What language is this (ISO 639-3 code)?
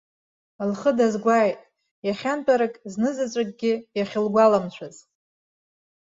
abk